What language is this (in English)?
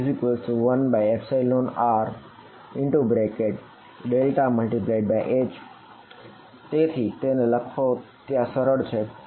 Gujarati